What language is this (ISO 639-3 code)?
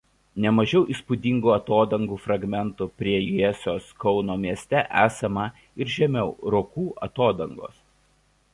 lit